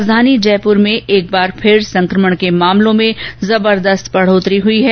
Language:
Hindi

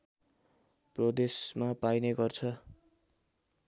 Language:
Nepali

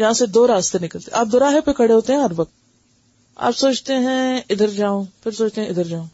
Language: Urdu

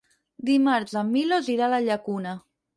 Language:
Catalan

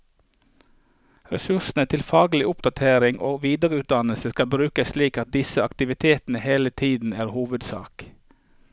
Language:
Norwegian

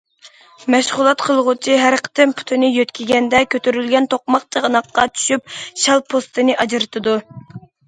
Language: Uyghur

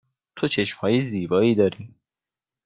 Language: Persian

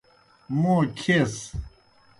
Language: Kohistani Shina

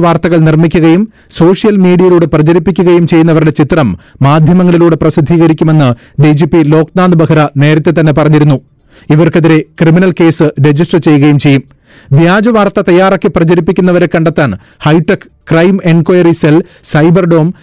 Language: Malayalam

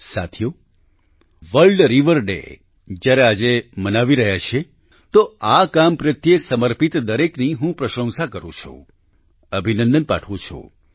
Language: Gujarati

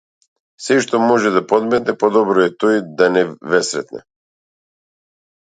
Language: Macedonian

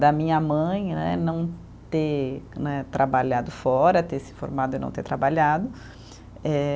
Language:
Portuguese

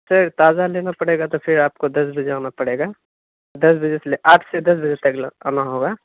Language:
Urdu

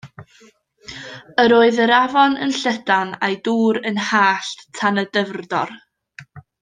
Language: Welsh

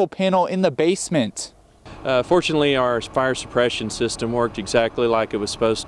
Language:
English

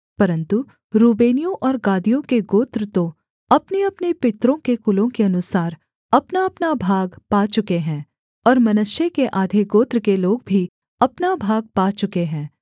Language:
Hindi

